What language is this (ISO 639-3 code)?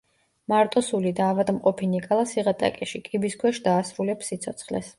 kat